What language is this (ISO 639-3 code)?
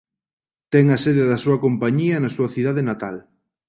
glg